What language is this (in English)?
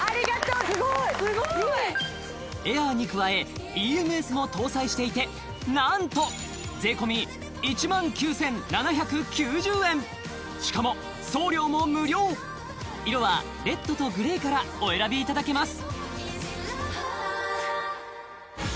Japanese